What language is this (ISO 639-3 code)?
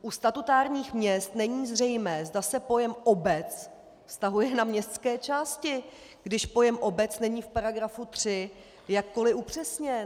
ces